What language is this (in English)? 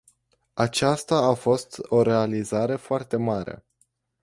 Romanian